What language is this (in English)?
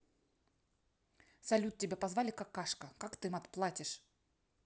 Russian